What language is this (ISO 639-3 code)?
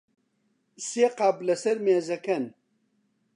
ckb